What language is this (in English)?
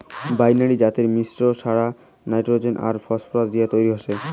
Bangla